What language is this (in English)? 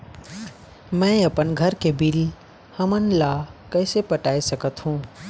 Chhattisgarhi